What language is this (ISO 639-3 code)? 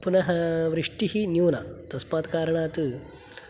san